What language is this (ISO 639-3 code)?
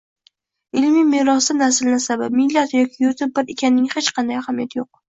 uzb